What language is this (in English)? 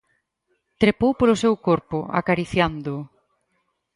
Galician